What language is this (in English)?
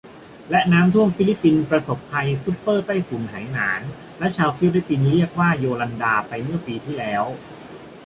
Thai